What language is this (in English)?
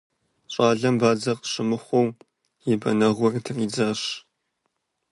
Kabardian